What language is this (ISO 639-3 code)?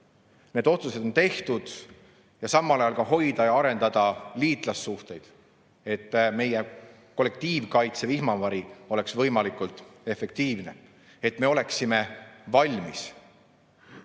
est